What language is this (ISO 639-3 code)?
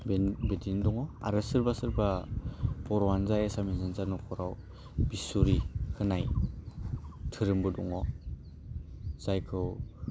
brx